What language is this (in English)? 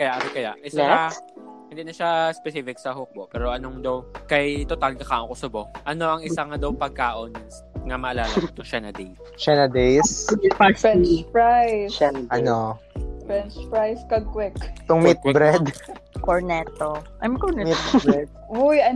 Filipino